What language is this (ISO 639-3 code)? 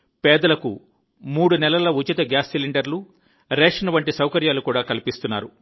tel